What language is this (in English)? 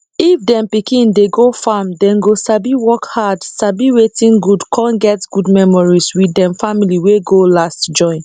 Nigerian Pidgin